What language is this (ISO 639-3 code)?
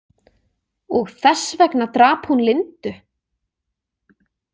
isl